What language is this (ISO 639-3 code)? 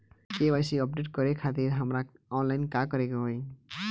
bho